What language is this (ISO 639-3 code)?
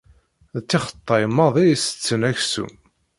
kab